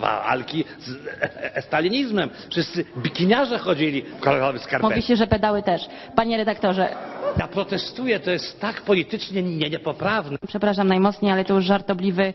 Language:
Polish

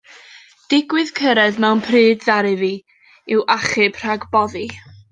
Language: Welsh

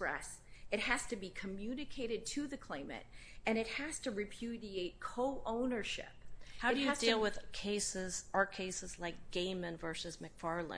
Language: English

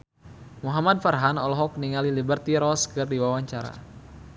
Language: Sundanese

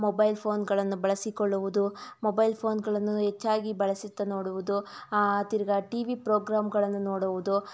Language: Kannada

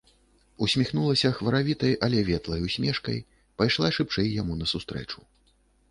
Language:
Belarusian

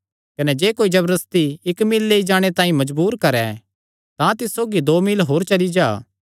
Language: Kangri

